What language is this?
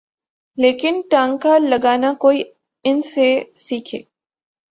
Urdu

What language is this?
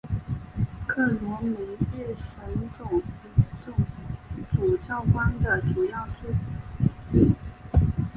Chinese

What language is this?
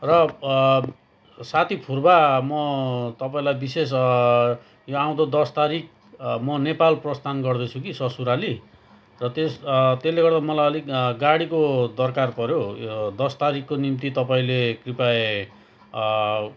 Nepali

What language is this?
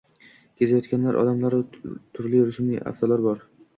Uzbek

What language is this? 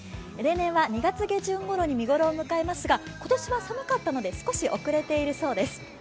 Japanese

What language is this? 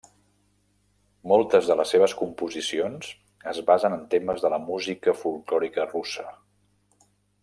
Catalan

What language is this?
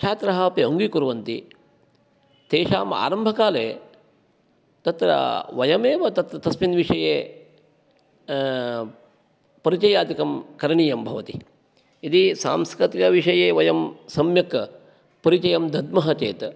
Sanskrit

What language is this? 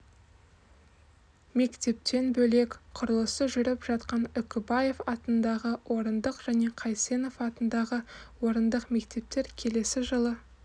Kazakh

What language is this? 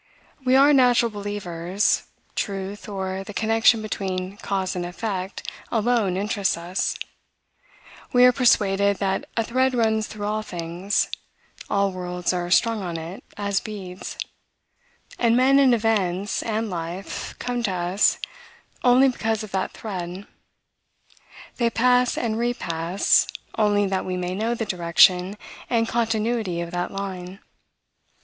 English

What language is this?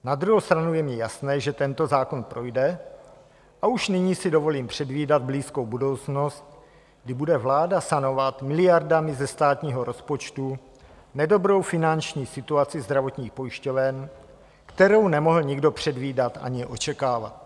Czech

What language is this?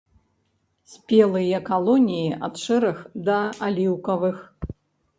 Belarusian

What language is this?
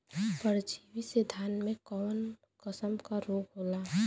Bhojpuri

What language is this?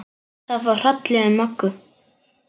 Icelandic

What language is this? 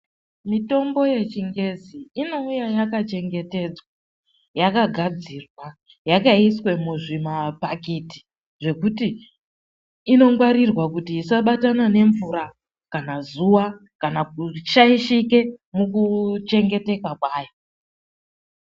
Ndau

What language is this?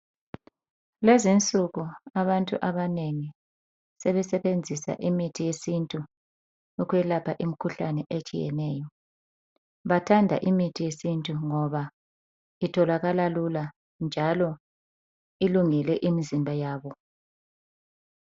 North Ndebele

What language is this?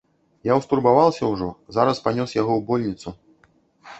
Belarusian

